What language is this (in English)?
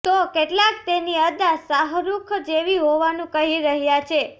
Gujarati